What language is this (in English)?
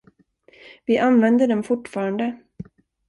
Swedish